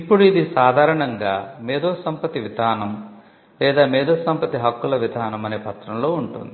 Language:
Telugu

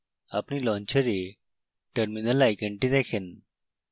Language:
Bangla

